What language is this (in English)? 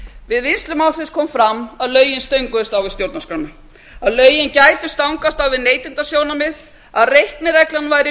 Icelandic